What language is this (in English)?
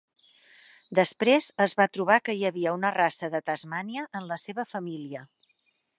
Catalan